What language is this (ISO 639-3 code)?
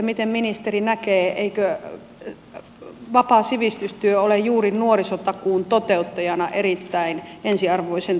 fin